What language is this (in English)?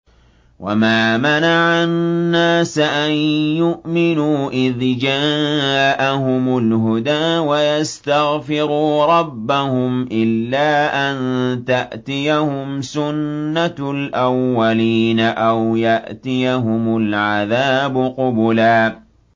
Arabic